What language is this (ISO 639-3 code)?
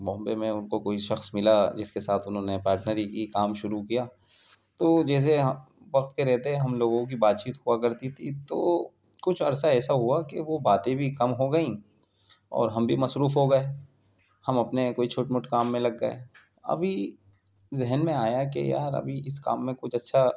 urd